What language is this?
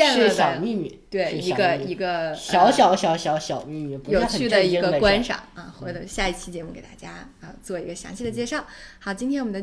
Chinese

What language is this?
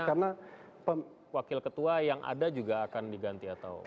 Indonesian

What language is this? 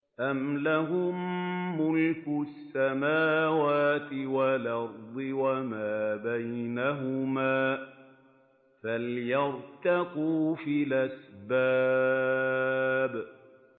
Arabic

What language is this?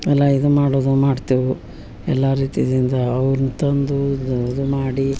Kannada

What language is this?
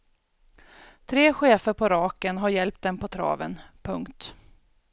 Swedish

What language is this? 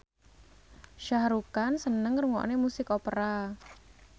Javanese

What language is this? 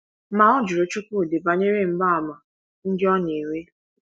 Igbo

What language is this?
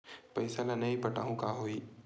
Chhattisgarhi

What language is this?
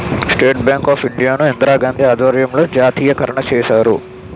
Telugu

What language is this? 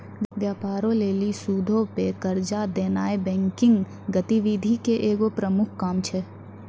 Maithili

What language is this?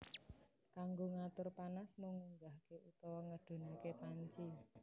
Javanese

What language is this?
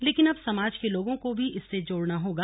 Hindi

